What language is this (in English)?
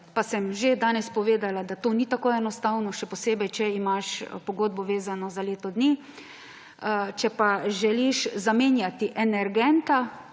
Slovenian